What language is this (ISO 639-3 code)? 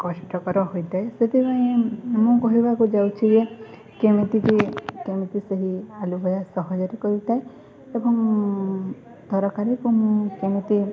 ori